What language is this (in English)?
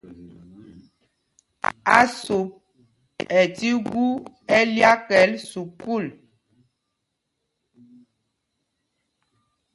Mpumpong